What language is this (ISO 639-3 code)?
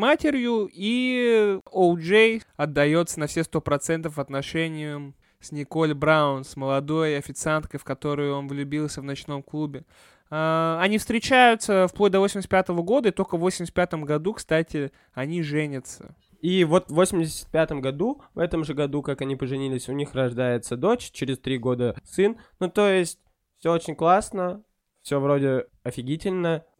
rus